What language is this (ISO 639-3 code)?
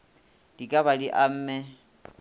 nso